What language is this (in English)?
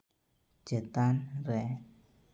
Santali